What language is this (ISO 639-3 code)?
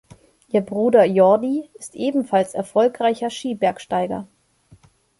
deu